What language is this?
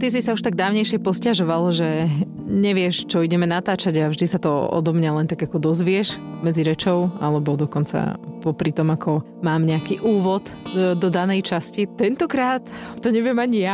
Slovak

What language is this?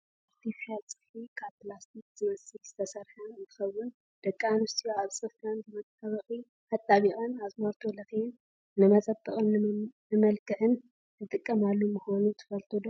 Tigrinya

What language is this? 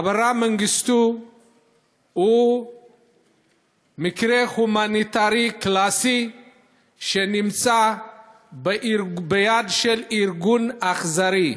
Hebrew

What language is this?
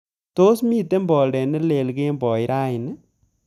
Kalenjin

